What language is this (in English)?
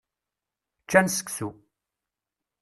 Kabyle